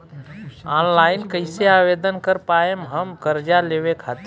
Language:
Bhojpuri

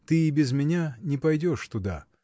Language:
Russian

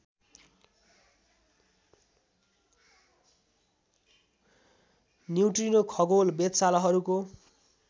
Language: Nepali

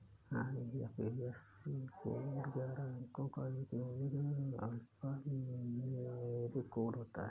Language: Hindi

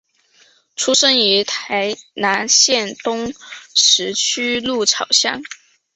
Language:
Chinese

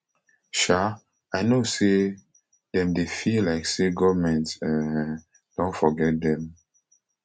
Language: Nigerian Pidgin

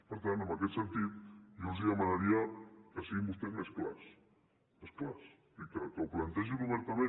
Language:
Catalan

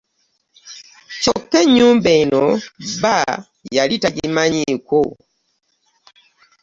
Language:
Ganda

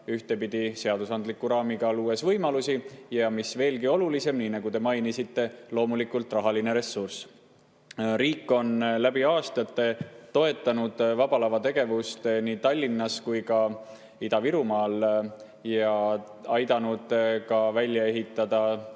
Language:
Estonian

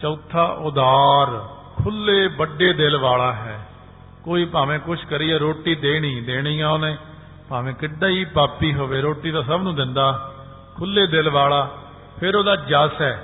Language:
Punjabi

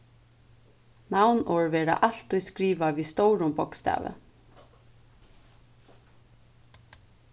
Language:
Faroese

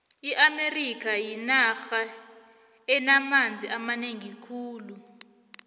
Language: South Ndebele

